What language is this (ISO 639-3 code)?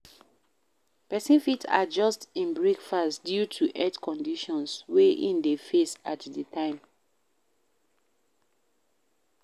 pcm